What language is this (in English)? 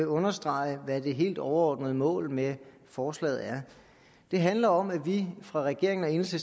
Danish